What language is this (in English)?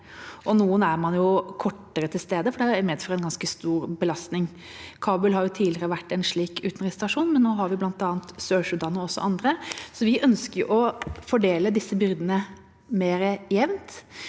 Norwegian